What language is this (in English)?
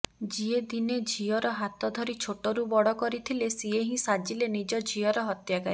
Odia